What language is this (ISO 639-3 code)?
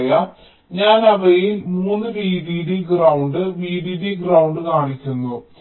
mal